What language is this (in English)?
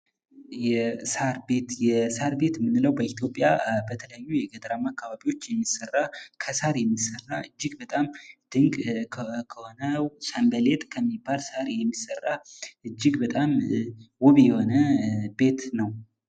Amharic